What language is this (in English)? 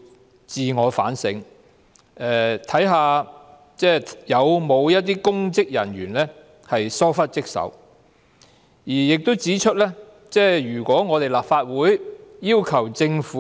Cantonese